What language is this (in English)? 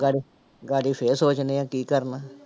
Punjabi